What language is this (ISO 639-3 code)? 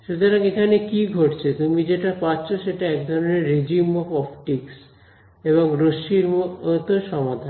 ben